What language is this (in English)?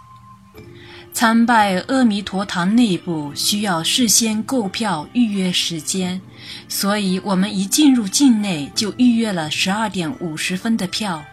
Chinese